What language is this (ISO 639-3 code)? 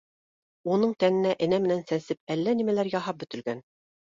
bak